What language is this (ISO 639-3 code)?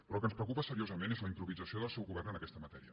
cat